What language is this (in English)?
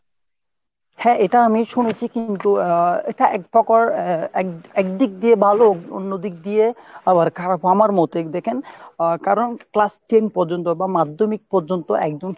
Bangla